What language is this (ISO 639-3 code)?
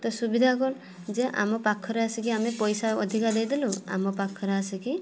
ori